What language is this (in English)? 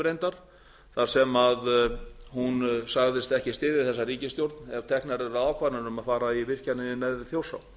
Icelandic